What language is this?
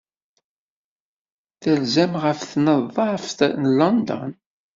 Kabyle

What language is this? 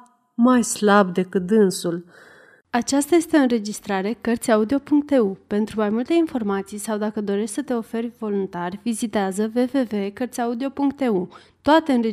Romanian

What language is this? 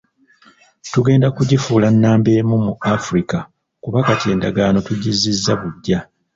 Ganda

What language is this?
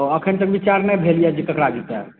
Maithili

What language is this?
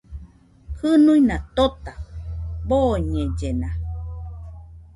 Nüpode Huitoto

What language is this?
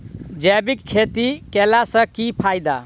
Maithili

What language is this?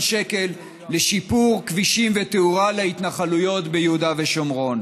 Hebrew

